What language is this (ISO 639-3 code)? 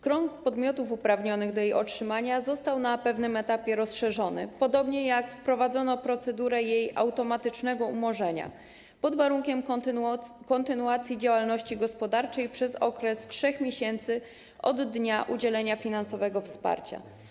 pol